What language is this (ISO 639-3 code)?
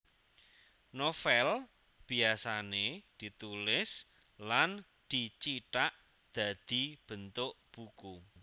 jav